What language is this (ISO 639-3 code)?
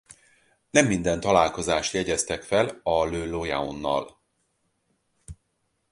hun